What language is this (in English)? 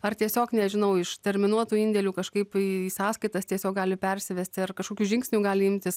Lithuanian